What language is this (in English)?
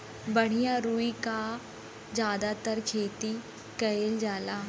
Bhojpuri